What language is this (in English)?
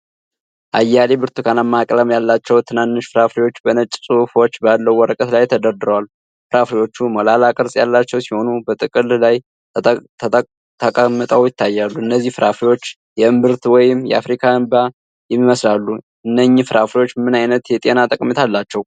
Amharic